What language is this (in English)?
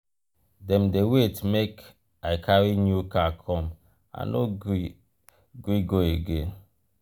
Nigerian Pidgin